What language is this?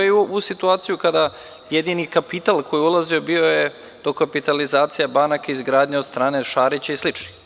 Serbian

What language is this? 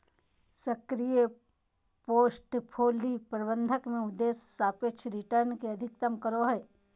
Magahi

